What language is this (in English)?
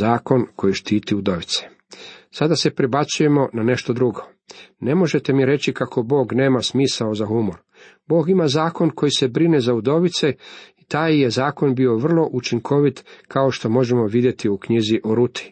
Croatian